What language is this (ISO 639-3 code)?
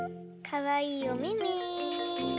jpn